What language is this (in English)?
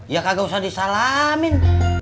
Indonesian